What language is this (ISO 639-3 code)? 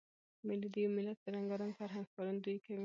pus